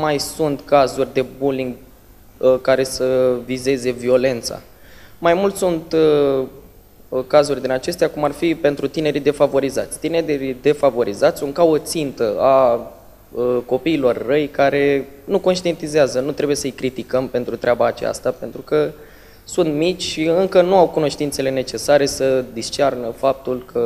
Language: Romanian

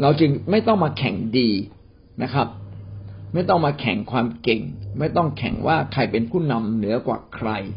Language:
Thai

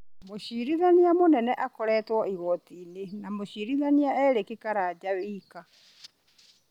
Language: Kikuyu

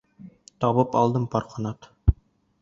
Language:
Bashkir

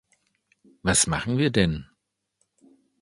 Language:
German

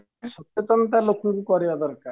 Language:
Odia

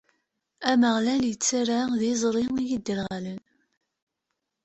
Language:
Kabyle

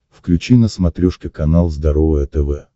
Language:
Russian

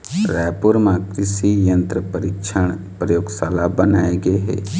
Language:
Chhattisgarhi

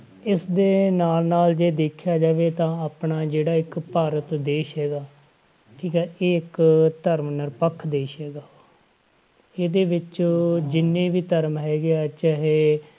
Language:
Punjabi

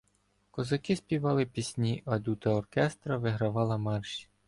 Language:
Ukrainian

